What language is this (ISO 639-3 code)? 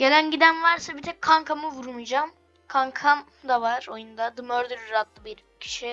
tur